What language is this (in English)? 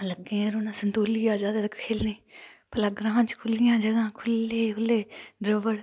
Dogri